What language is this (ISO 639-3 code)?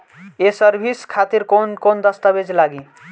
bho